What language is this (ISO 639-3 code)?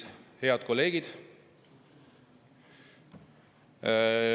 est